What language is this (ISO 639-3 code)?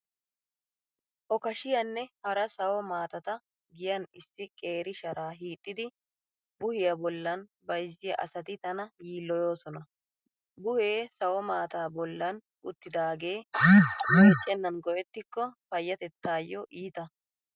wal